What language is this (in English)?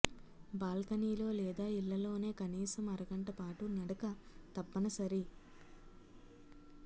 Telugu